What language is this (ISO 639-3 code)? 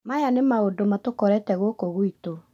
kik